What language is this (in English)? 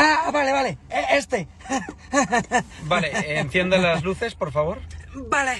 Spanish